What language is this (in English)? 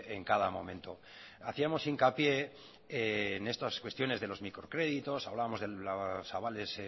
Spanish